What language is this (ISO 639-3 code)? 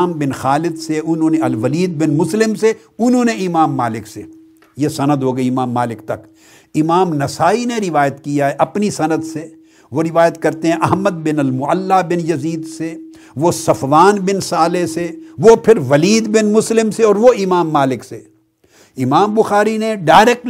urd